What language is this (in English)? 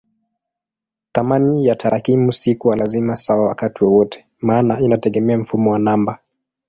Swahili